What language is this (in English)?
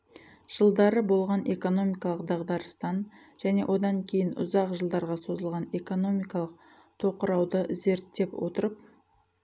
Kazakh